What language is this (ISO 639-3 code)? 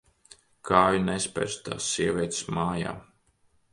lav